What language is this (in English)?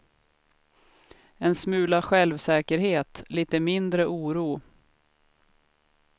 Swedish